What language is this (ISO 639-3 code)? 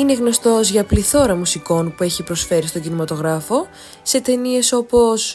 ell